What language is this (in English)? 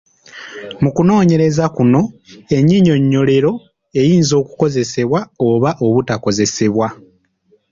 Ganda